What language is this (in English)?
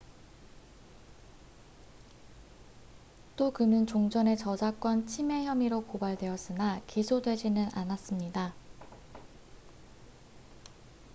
Korean